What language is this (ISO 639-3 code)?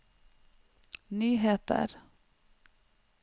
nor